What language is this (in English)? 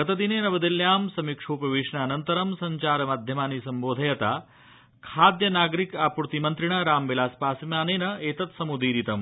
Sanskrit